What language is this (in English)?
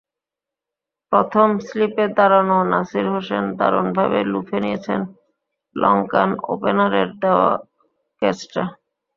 Bangla